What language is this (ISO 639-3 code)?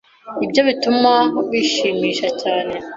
kin